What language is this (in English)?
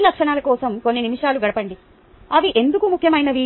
Telugu